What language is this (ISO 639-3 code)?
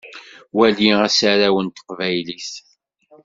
kab